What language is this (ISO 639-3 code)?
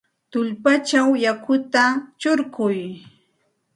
qxt